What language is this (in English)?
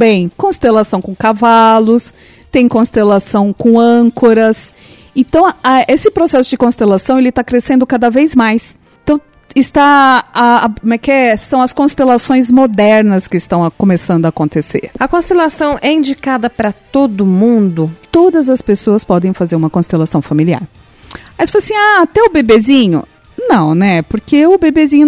Portuguese